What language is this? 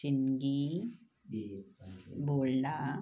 Marathi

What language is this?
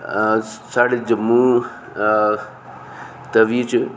Dogri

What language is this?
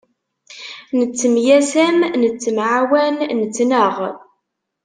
Kabyle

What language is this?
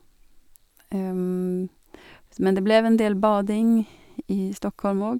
Norwegian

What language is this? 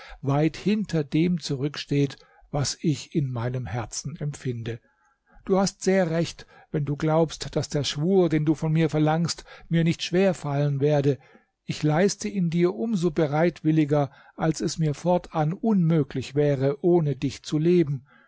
German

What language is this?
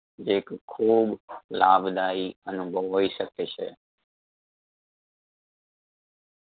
Gujarati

